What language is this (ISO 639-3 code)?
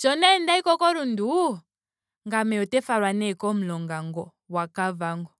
ndo